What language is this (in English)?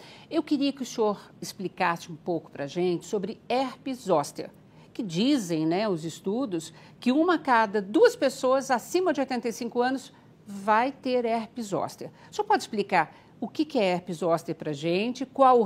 Portuguese